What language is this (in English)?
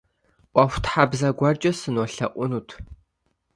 Kabardian